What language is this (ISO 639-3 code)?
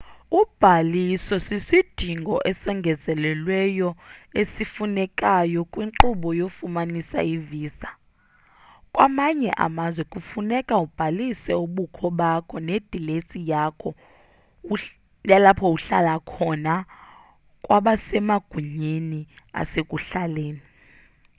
xho